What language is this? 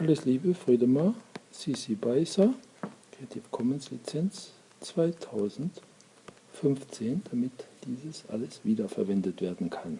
German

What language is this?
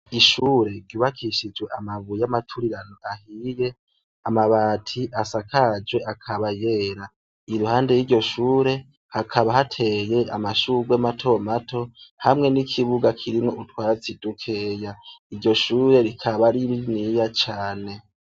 Rundi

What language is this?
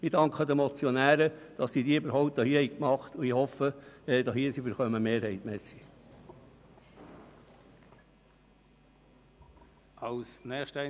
Swiss German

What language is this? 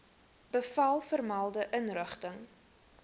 Afrikaans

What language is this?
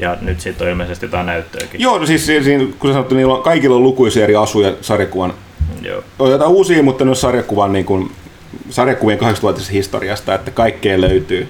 Finnish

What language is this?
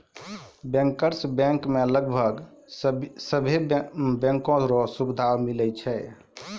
Maithili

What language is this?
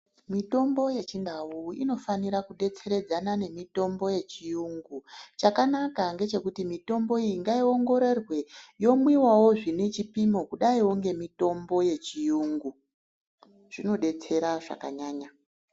Ndau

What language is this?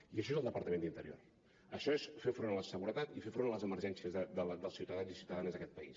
Catalan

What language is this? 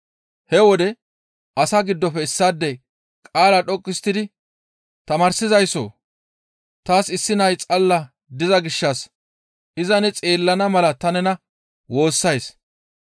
Gamo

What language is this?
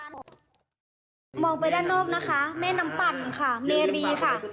Thai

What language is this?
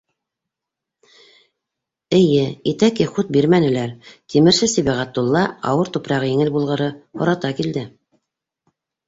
Bashkir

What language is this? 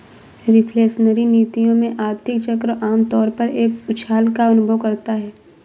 Hindi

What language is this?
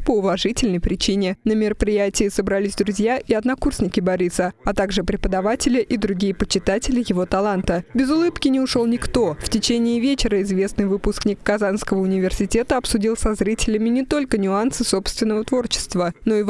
Russian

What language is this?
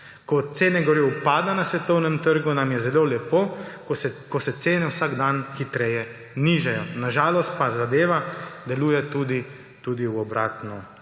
Slovenian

